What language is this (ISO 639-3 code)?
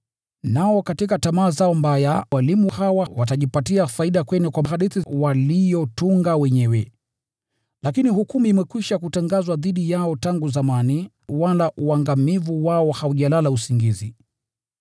swa